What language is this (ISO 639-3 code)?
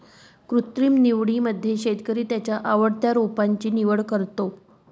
mar